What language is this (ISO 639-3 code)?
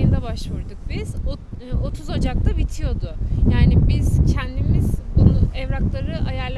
tur